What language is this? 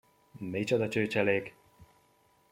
Hungarian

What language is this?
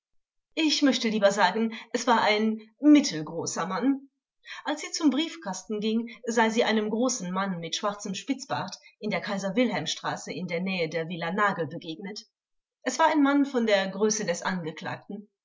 German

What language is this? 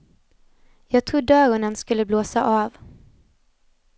Swedish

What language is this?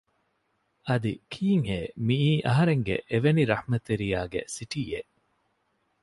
Divehi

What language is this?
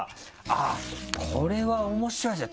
Japanese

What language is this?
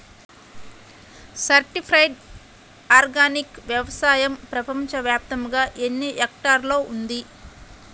Telugu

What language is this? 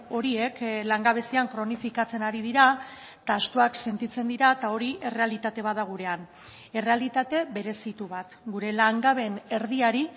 Basque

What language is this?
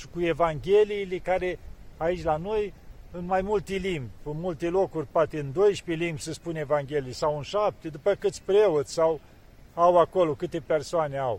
Romanian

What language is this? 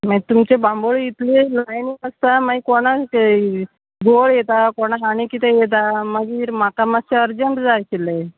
Konkani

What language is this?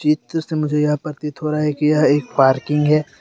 Hindi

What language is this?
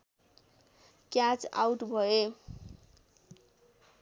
Nepali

